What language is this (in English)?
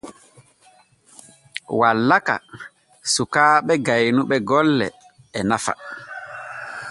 Borgu Fulfulde